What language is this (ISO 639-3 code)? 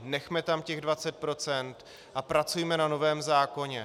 ces